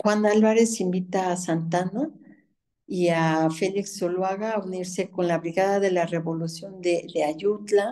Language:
Spanish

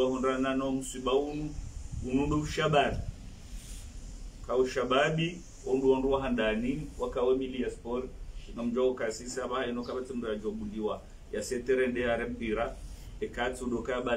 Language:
Arabic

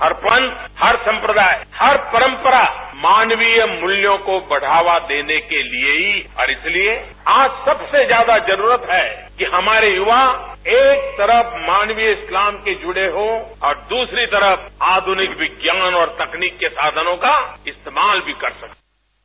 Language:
Hindi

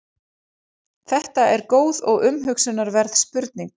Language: Icelandic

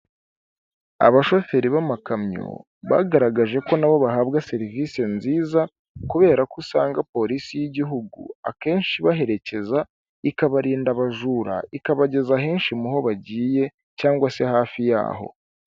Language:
Kinyarwanda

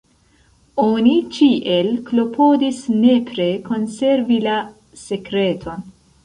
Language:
Esperanto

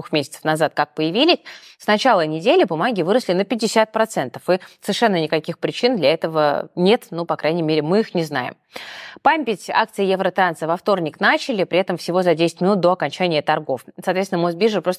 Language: Russian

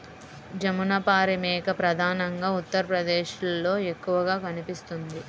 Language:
Telugu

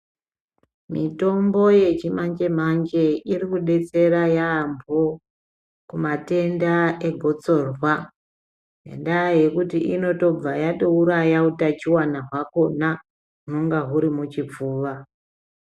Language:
Ndau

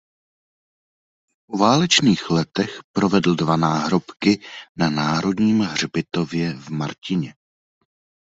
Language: Czech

